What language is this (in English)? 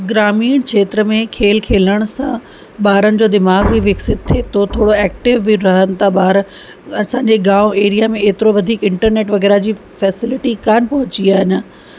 Sindhi